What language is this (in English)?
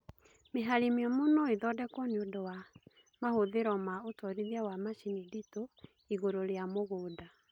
Kikuyu